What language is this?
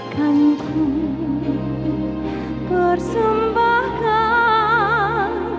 Indonesian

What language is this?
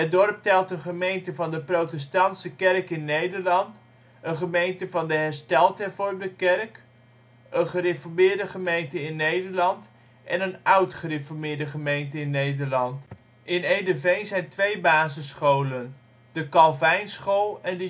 Dutch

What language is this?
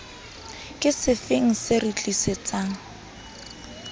Southern Sotho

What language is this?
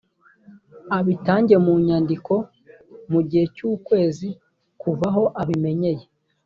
Kinyarwanda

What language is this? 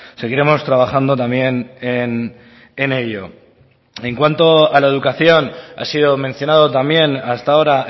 Spanish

